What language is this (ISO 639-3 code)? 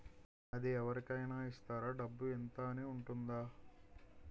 tel